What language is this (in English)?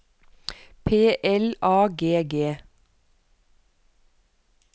Norwegian